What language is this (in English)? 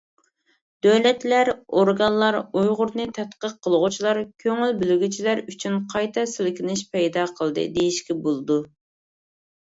Uyghur